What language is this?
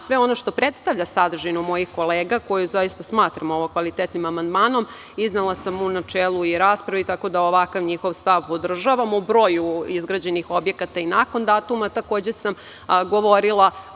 Serbian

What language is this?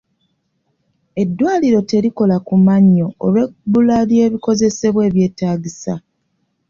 Ganda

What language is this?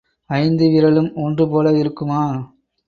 Tamil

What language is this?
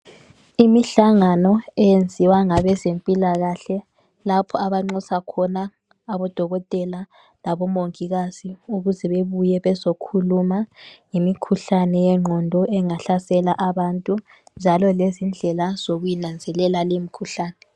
North Ndebele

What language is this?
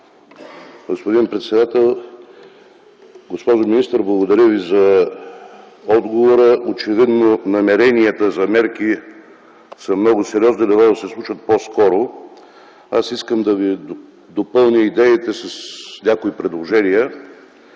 Bulgarian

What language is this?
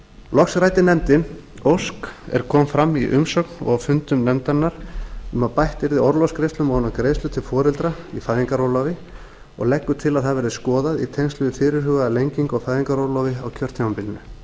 Icelandic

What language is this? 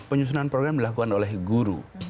Indonesian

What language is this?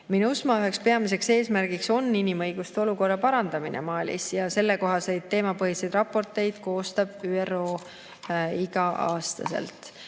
Estonian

